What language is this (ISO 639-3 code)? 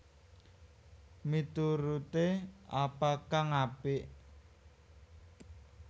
jav